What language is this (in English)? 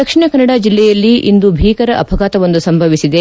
Kannada